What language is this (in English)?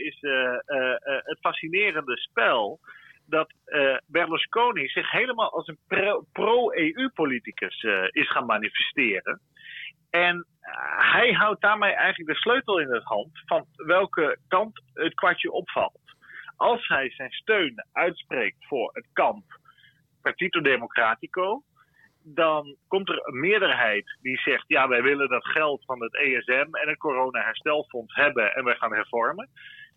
Dutch